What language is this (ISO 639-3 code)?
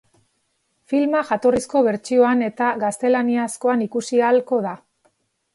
eus